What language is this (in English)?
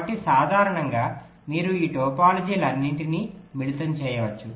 Telugu